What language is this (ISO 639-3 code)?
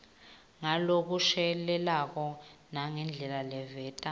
ssw